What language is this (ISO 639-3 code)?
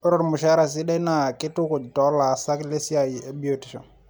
mas